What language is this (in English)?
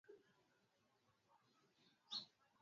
Swahili